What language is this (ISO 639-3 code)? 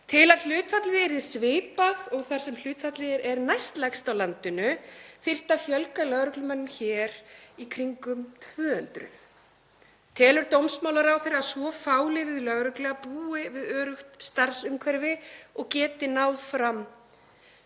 isl